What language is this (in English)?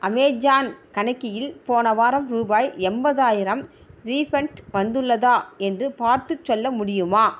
Tamil